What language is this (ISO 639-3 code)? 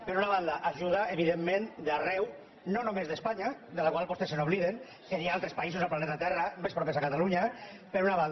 cat